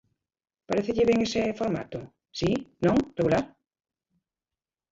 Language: Galician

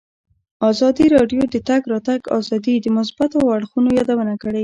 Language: Pashto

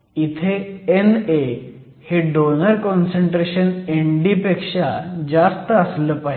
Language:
Marathi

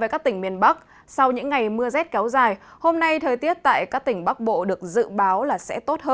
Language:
Vietnamese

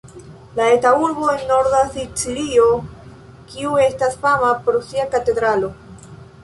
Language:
Esperanto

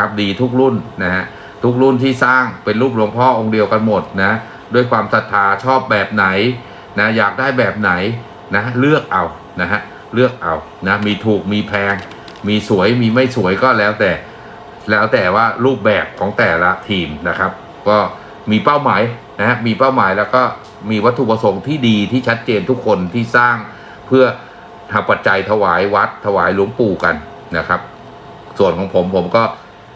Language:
Thai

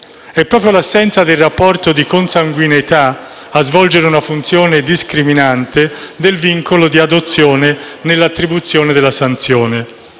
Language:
Italian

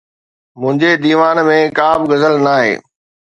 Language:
Sindhi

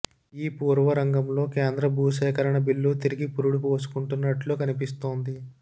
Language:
Telugu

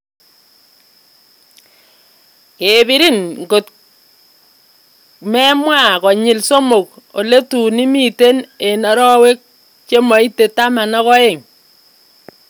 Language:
Kalenjin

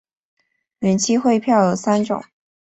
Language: Chinese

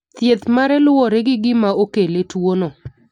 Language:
Luo (Kenya and Tanzania)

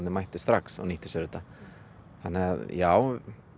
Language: Icelandic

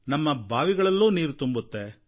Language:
Kannada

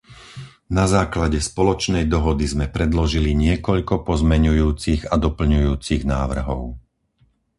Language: Slovak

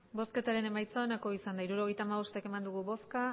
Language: Basque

